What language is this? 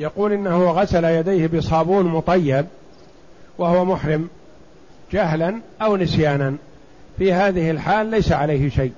Arabic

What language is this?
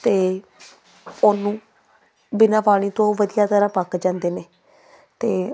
Punjabi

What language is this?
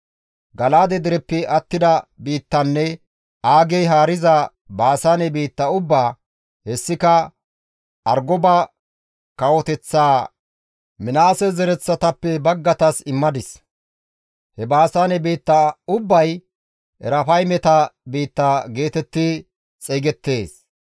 Gamo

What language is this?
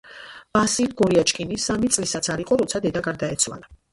Georgian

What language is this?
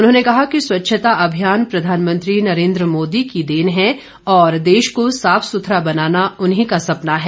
Hindi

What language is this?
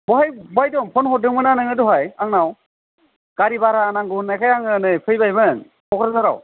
Bodo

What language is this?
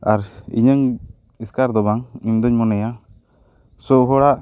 Santali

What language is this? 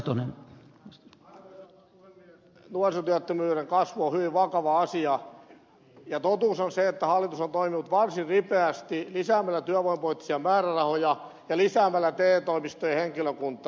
Finnish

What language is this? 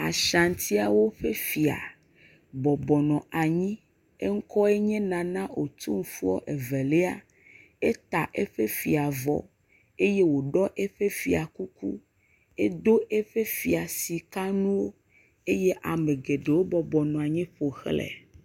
Ewe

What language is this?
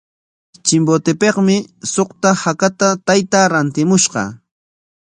Corongo Ancash Quechua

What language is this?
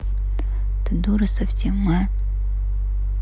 Russian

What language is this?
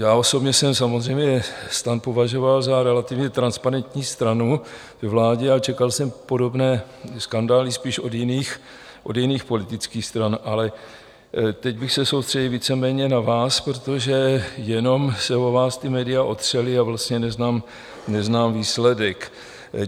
Czech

